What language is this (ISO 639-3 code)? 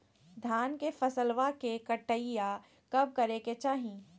mag